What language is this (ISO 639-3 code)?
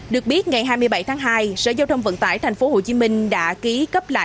vie